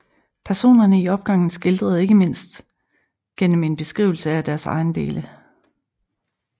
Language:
Danish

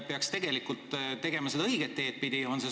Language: Estonian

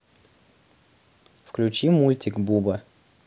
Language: Russian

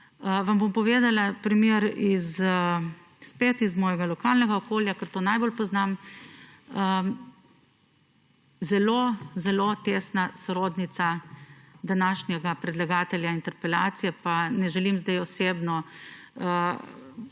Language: Slovenian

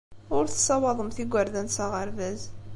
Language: Kabyle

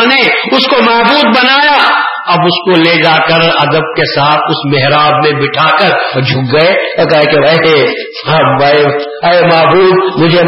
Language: Urdu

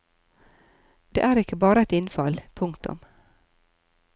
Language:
Norwegian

